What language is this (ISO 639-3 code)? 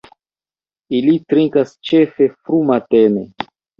epo